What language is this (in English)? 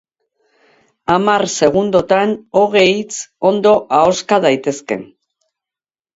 Basque